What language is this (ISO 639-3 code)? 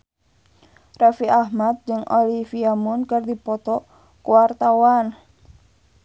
sun